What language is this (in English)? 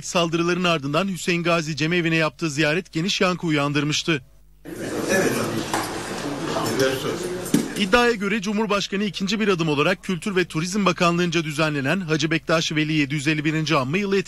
Turkish